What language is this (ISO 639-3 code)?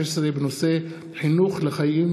heb